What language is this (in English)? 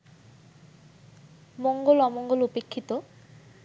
Bangla